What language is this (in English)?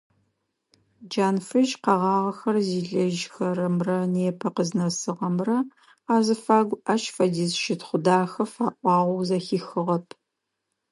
Adyghe